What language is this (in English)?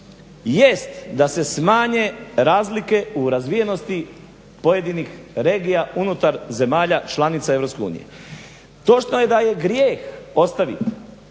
Croatian